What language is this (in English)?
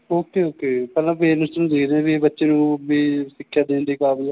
Punjabi